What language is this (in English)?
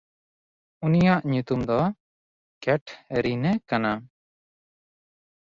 Santali